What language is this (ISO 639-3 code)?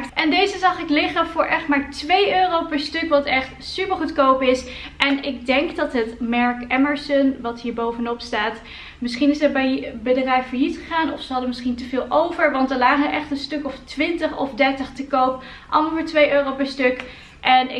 nld